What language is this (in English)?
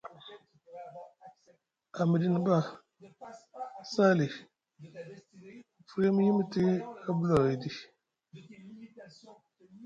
Musgu